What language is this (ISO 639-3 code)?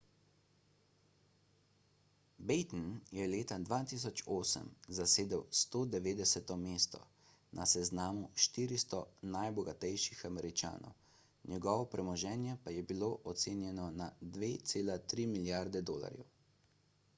slv